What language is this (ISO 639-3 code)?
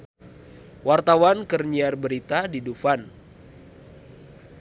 sun